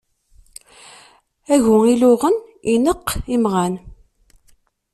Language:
Kabyle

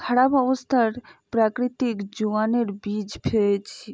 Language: Bangla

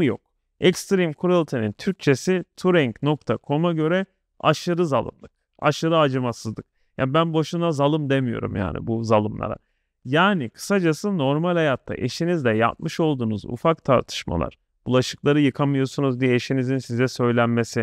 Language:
Turkish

